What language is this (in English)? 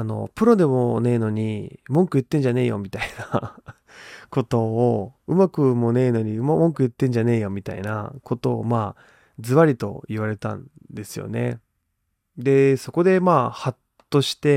Japanese